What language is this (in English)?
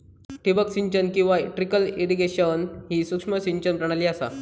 Marathi